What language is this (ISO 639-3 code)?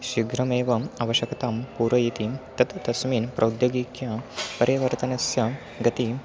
san